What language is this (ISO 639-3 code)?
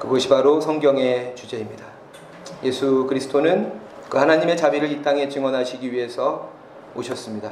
kor